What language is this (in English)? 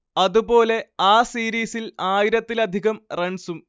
Malayalam